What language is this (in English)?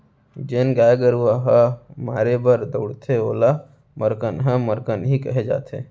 Chhattisgarhi